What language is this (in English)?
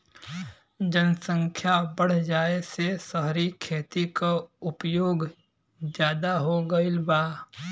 Bhojpuri